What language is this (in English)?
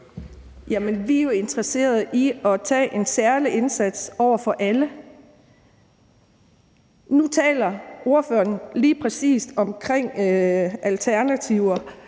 Danish